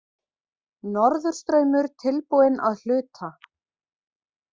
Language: Icelandic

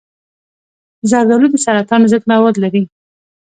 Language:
Pashto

